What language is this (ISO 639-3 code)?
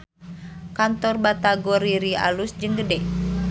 sun